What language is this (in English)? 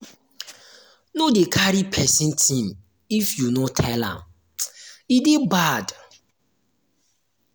Nigerian Pidgin